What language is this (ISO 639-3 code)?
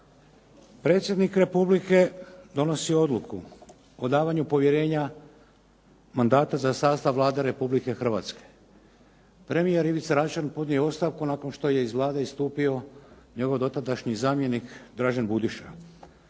hrv